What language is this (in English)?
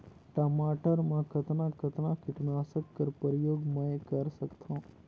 Chhattisgarhi